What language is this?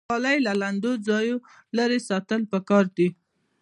Pashto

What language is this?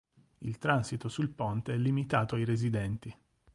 Italian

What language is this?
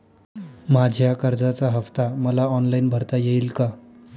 Marathi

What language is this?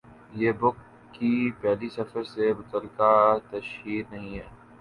Urdu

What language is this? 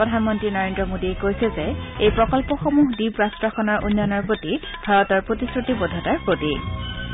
Assamese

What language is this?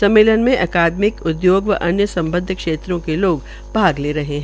Hindi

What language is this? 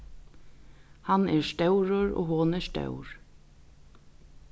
Faroese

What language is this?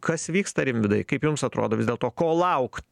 Lithuanian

